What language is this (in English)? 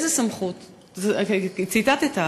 Hebrew